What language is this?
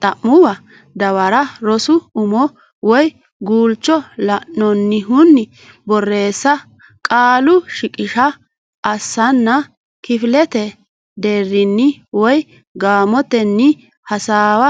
Sidamo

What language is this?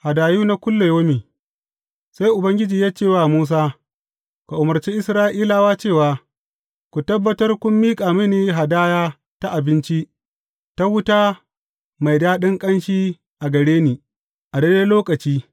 Hausa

